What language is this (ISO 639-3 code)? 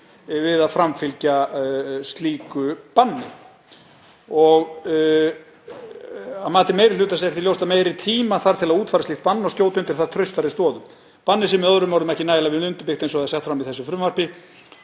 isl